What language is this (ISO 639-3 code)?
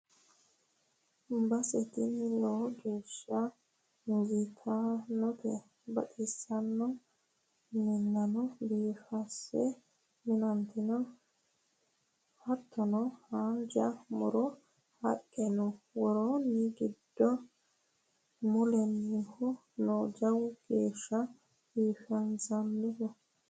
sid